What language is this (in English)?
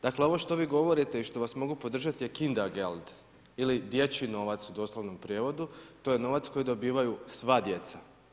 Croatian